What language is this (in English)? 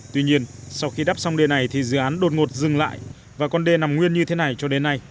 Vietnamese